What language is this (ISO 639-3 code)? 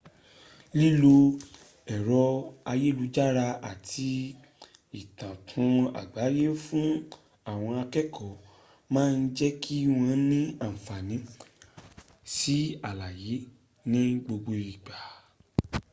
yor